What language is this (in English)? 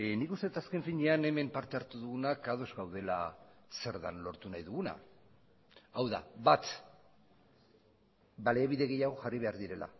Basque